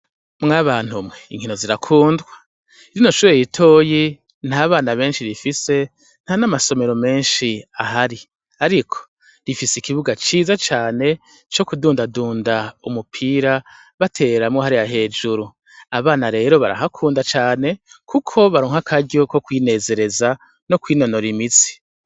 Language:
Rundi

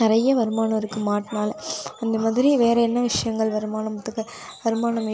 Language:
Tamil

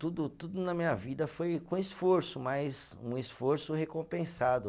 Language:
Portuguese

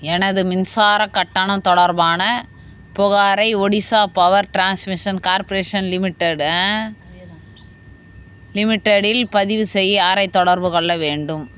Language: Tamil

